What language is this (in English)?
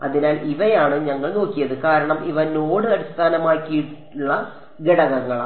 Malayalam